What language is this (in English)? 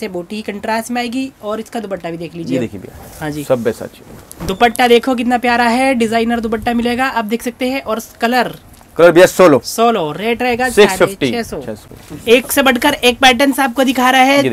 Hindi